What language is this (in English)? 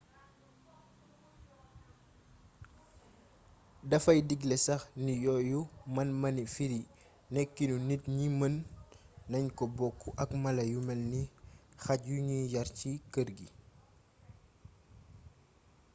Wolof